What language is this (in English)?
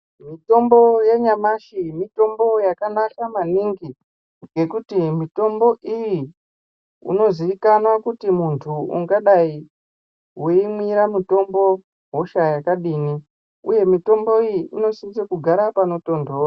Ndau